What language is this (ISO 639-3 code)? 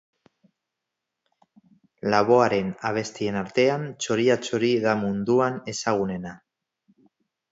eus